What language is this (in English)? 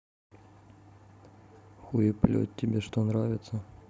Russian